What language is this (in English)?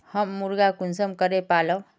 Magahi